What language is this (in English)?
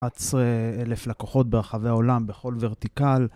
Hebrew